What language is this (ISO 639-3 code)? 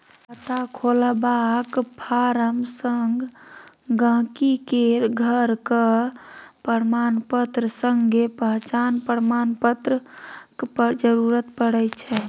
mai